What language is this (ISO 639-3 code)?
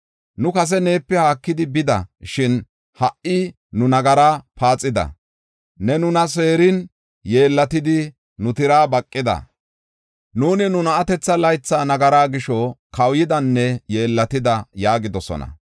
gof